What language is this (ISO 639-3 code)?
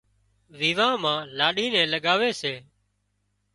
kxp